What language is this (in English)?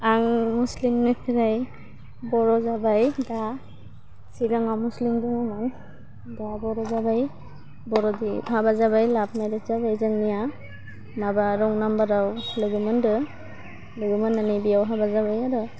Bodo